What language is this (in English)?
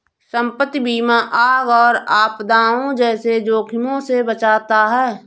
Hindi